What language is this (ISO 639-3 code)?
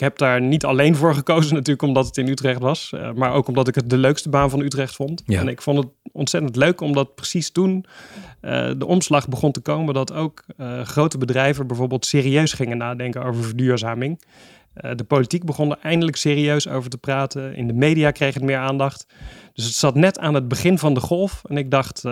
nld